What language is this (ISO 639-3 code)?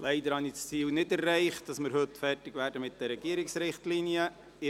gsw